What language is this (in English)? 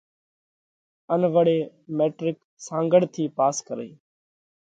Parkari Koli